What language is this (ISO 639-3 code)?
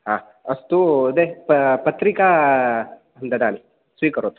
san